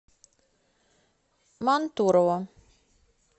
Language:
Russian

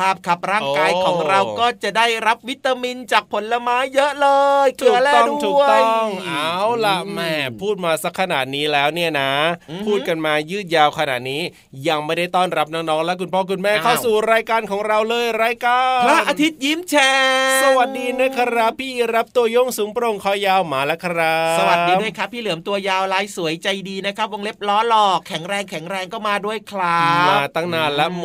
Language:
Thai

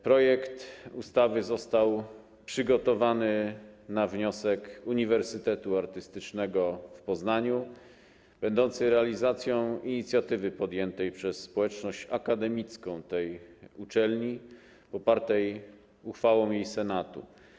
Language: Polish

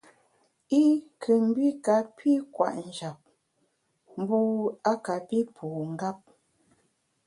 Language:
Bamun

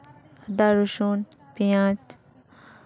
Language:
Santali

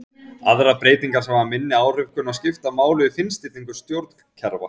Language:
Icelandic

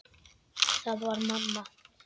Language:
Icelandic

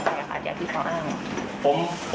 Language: Thai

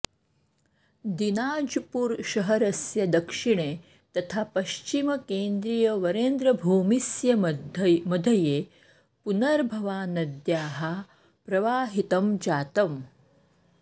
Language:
Sanskrit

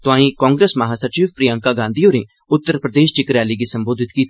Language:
Dogri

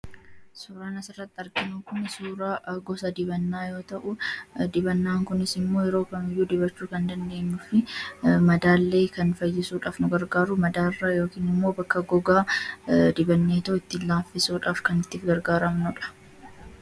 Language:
Oromo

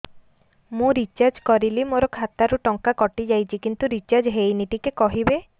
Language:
Odia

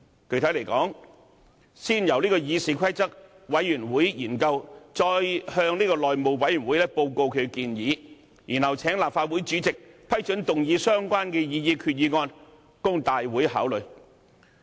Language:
Cantonese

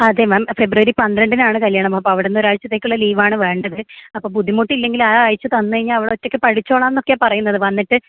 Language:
Malayalam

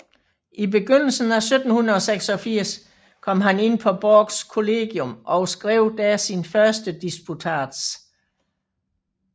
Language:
Danish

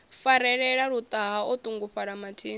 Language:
Venda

